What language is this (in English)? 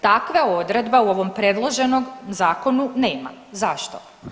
Croatian